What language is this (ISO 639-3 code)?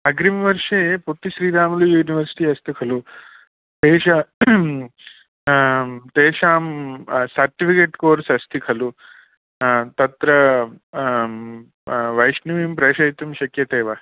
san